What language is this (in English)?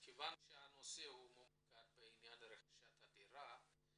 Hebrew